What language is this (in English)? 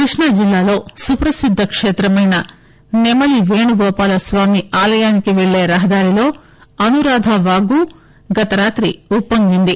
Telugu